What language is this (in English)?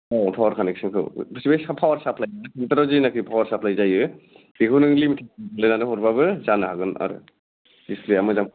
Bodo